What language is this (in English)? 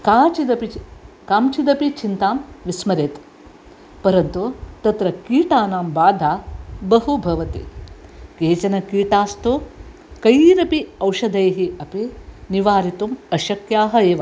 Sanskrit